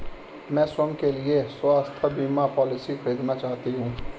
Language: Hindi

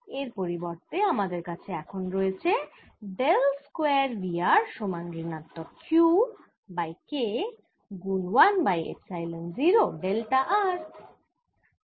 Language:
Bangla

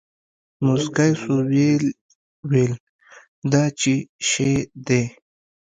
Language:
Pashto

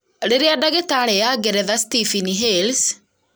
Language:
Kikuyu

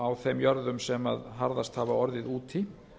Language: Icelandic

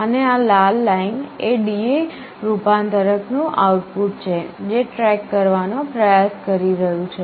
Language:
Gujarati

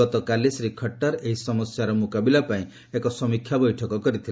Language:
Odia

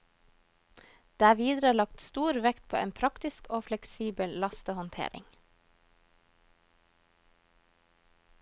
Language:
Norwegian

